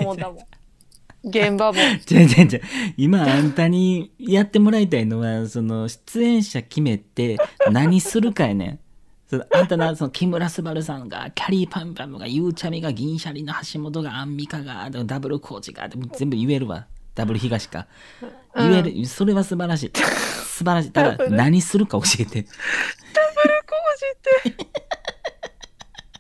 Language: Japanese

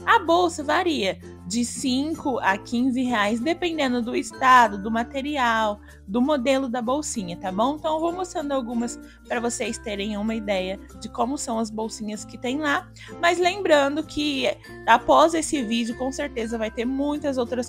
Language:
Portuguese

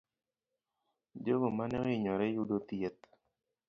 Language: Luo (Kenya and Tanzania)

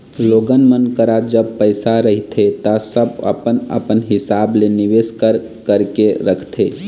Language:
Chhattisgarhi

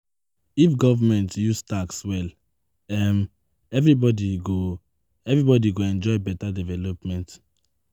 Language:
Nigerian Pidgin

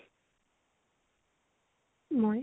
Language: Assamese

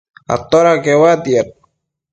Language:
Matsés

